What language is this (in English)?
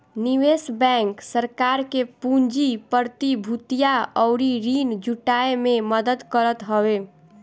Bhojpuri